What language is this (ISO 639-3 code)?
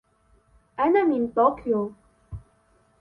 ara